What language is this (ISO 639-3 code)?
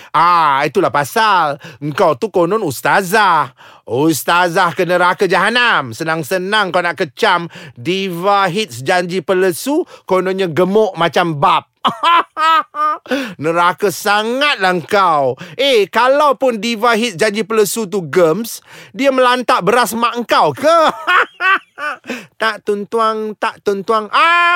msa